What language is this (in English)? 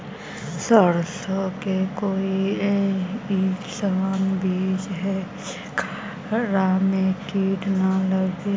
Magahi